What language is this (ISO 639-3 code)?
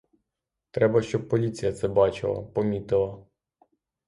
ukr